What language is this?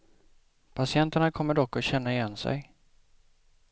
Swedish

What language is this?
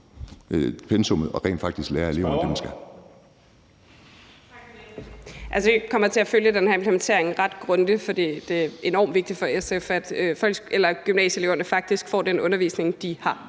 Danish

